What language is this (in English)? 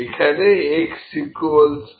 Bangla